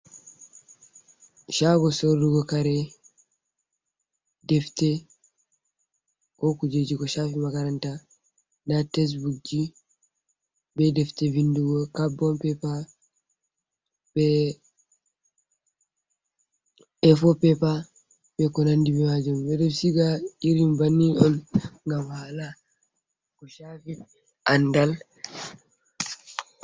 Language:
Fula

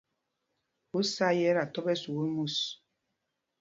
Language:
Mpumpong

